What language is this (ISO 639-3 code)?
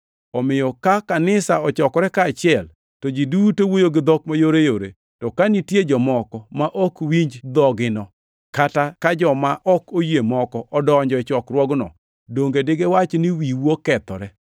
luo